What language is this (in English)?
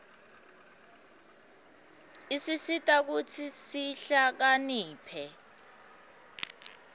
Swati